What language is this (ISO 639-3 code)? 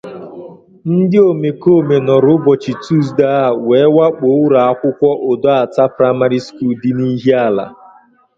ibo